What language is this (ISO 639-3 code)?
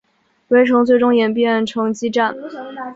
zho